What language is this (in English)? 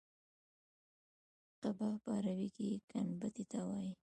Pashto